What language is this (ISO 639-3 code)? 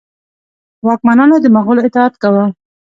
pus